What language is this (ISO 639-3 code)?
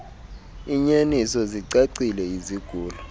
xho